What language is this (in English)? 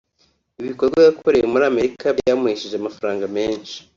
Kinyarwanda